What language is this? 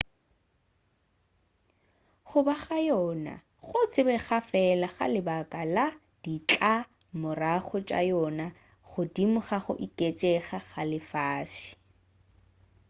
Northern Sotho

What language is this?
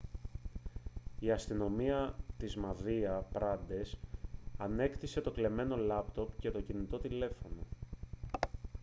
Greek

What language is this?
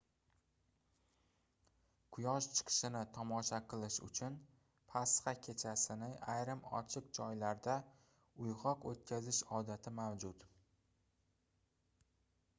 Uzbek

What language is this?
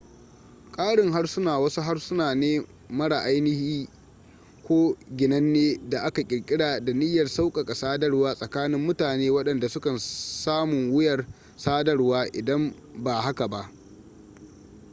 Hausa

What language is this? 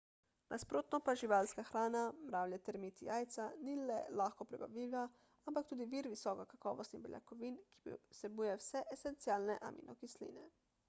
Slovenian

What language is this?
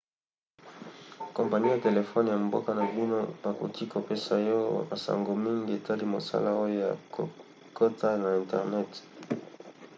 Lingala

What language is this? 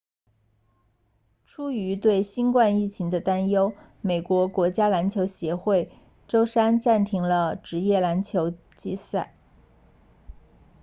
Chinese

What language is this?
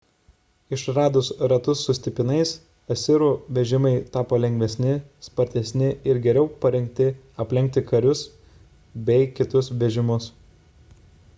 Lithuanian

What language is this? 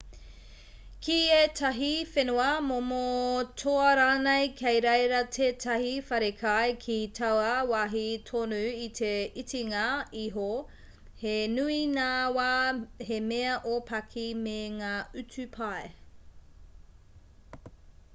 Māori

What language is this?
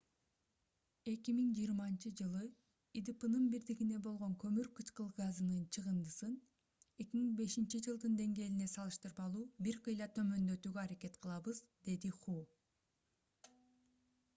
Kyrgyz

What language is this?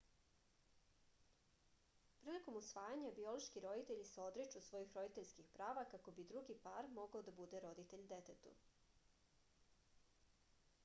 Serbian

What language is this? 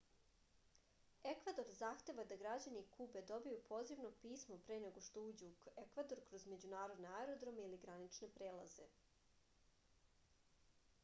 Serbian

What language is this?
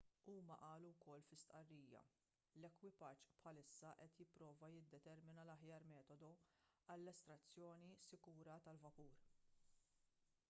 Maltese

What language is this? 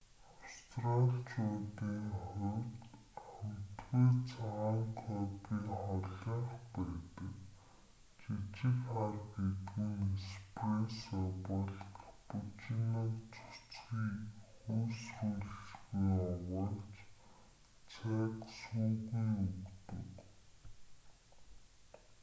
Mongolian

